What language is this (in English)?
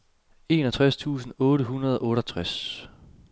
Danish